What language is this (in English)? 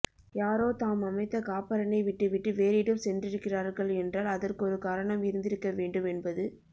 Tamil